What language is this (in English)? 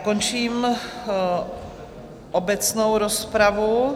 Czech